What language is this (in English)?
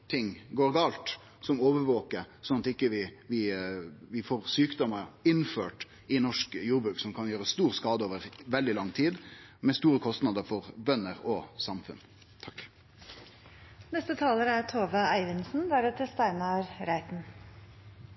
Norwegian Nynorsk